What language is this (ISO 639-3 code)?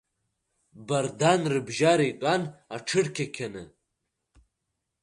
abk